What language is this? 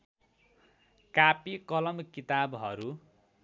Nepali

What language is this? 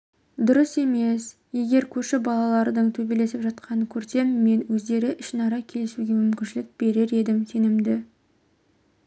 Kazakh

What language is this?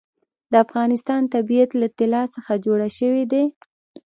Pashto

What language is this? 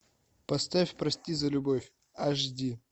Russian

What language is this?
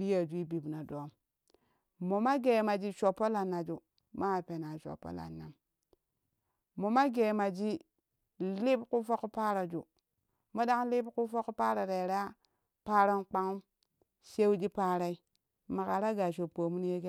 Kushi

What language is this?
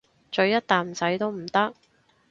Cantonese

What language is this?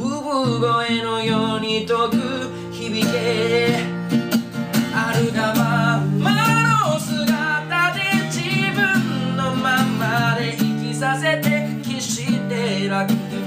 Japanese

